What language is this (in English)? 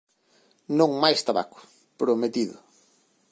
Galician